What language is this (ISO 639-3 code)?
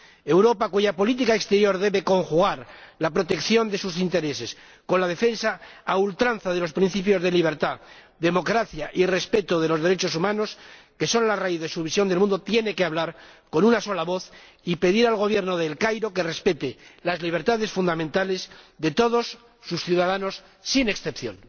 spa